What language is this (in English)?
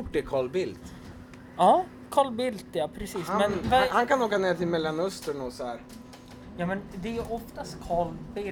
Swedish